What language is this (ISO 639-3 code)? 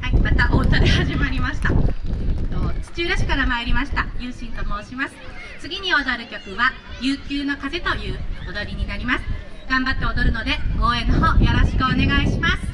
jpn